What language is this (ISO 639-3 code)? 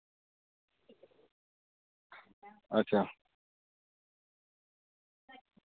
doi